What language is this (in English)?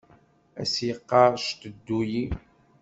Kabyle